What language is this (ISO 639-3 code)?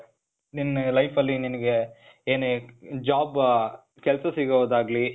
kan